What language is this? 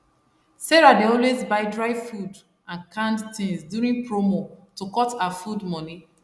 Nigerian Pidgin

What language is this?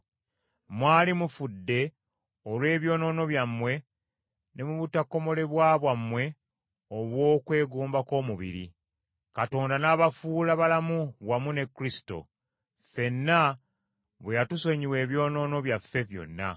Ganda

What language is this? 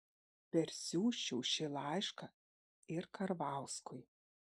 Lithuanian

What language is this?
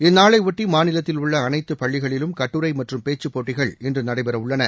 Tamil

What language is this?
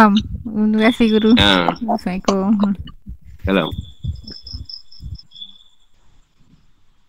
Malay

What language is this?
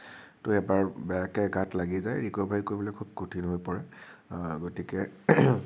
Assamese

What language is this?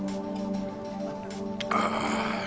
Japanese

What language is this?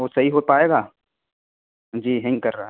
Urdu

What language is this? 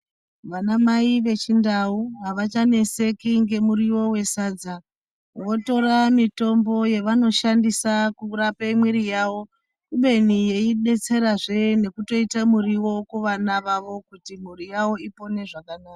Ndau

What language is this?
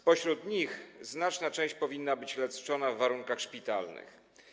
Polish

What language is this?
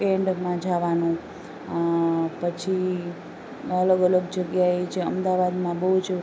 Gujarati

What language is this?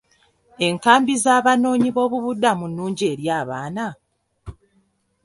Ganda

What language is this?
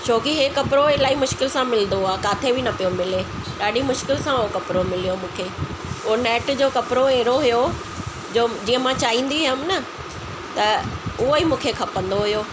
Sindhi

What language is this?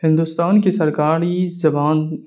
Urdu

